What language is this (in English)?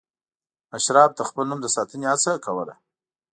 Pashto